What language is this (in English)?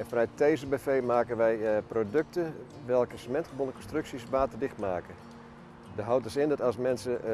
Dutch